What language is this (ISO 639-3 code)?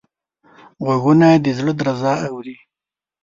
pus